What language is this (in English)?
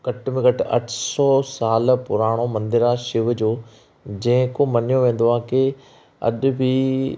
Sindhi